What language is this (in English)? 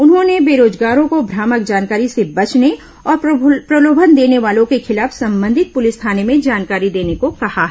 Hindi